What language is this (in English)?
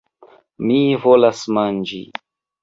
Esperanto